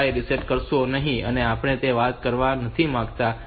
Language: Gujarati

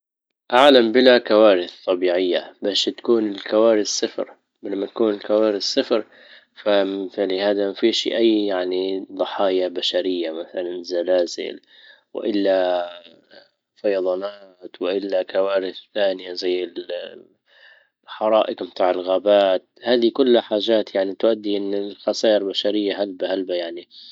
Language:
Libyan Arabic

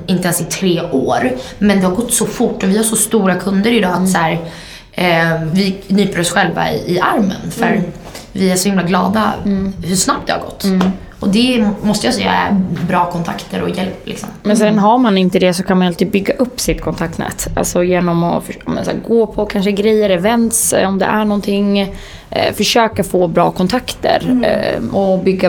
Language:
Swedish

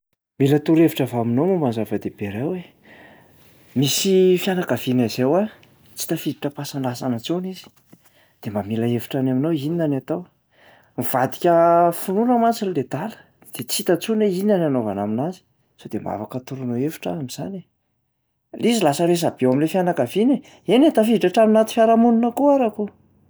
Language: Malagasy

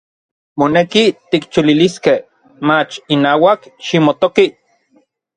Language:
Orizaba Nahuatl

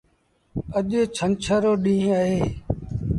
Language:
Sindhi Bhil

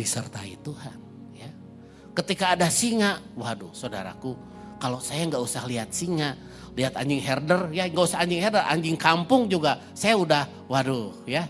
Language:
Indonesian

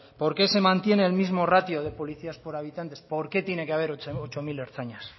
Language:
Spanish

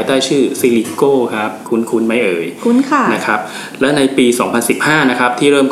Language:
Thai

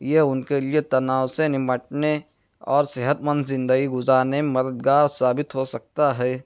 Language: Urdu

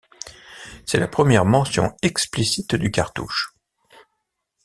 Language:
French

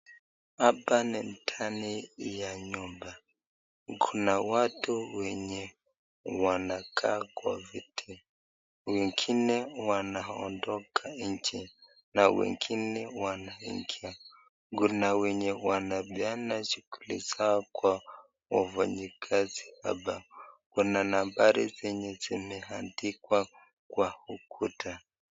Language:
Swahili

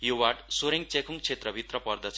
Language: Nepali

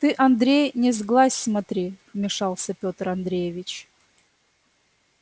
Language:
Russian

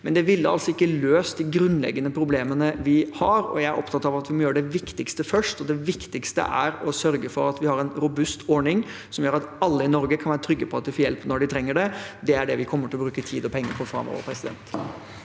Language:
Norwegian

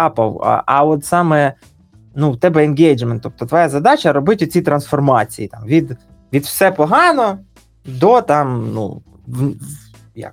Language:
Ukrainian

